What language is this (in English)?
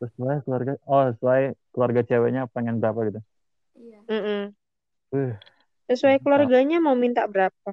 Indonesian